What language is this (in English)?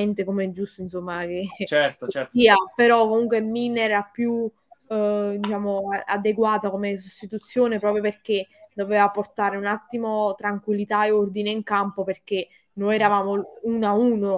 Italian